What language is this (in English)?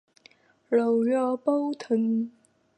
Chinese